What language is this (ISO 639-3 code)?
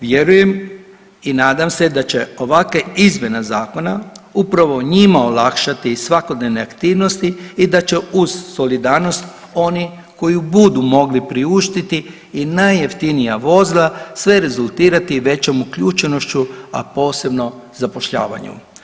hrv